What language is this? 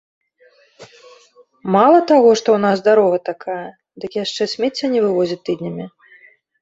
Belarusian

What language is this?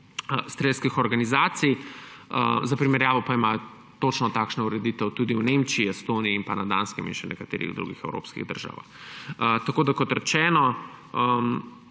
Slovenian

